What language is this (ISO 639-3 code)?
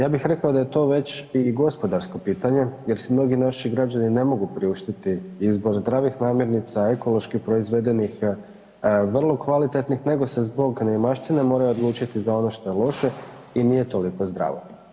hrv